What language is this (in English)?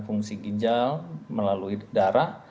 Indonesian